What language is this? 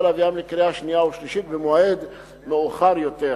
Hebrew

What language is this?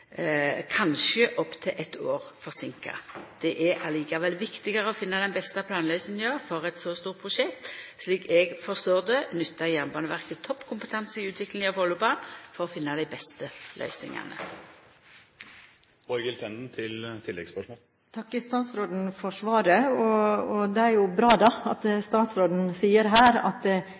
Norwegian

